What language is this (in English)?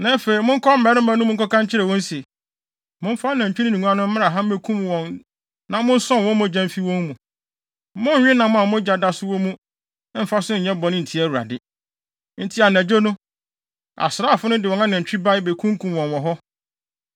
Akan